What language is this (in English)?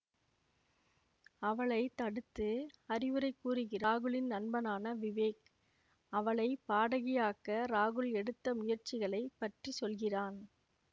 Tamil